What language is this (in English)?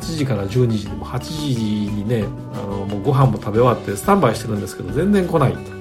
Japanese